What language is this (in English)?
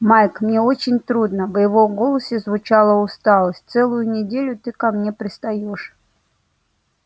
Russian